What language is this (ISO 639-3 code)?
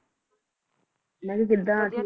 pan